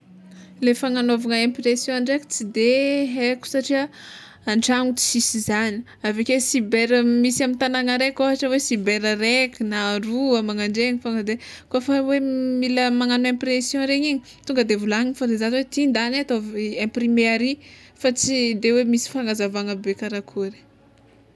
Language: Tsimihety Malagasy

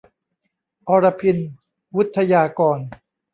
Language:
Thai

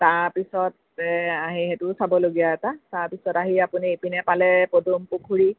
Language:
Assamese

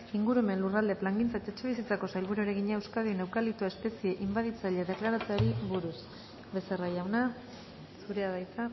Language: Basque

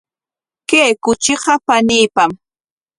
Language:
Corongo Ancash Quechua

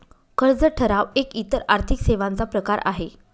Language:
Marathi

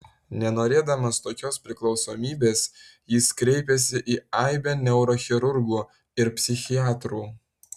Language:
Lithuanian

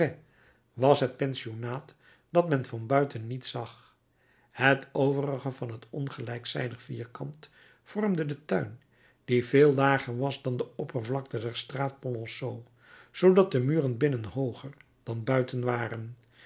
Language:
Dutch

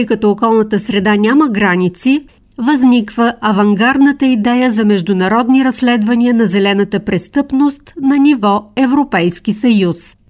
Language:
Bulgarian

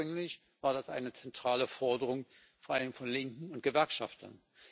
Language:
German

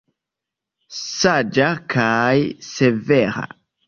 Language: Esperanto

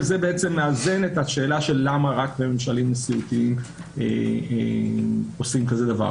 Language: Hebrew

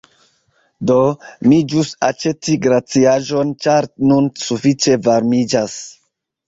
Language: Esperanto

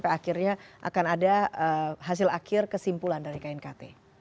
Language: Indonesian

